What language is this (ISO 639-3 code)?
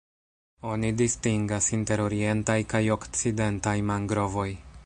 epo